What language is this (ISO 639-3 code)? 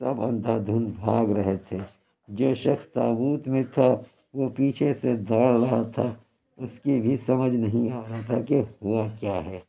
urd